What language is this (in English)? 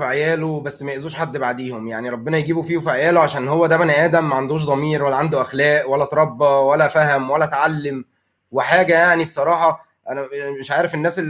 Arabic